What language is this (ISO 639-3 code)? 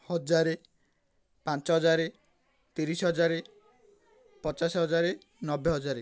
ori